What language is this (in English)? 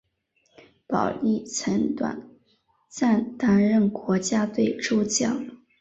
Chinese